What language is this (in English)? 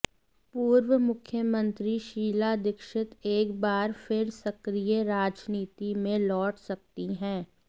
Hindi